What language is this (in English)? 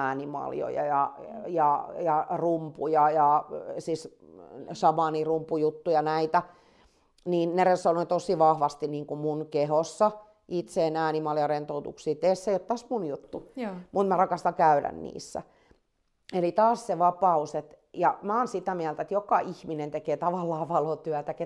Finnish